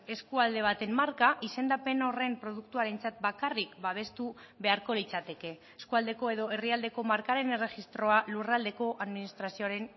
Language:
Basque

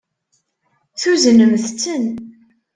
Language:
Kabyle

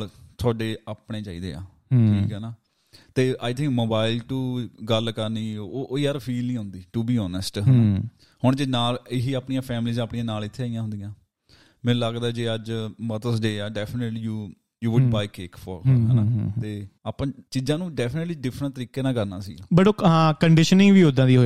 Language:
Punjabi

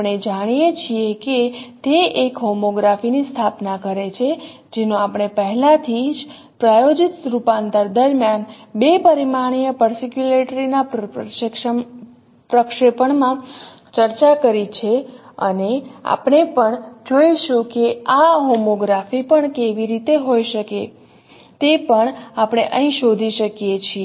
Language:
Gujarati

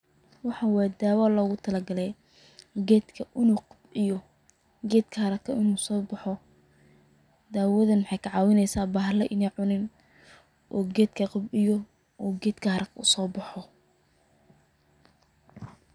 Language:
Somali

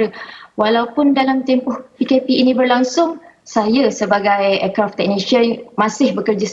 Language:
Malay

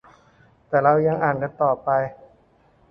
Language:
Thai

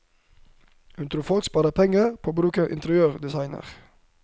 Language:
Norwegian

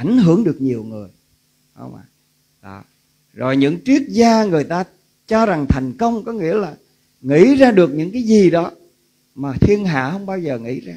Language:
Vietnamese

